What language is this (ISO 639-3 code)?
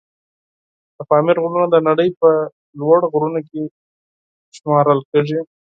pus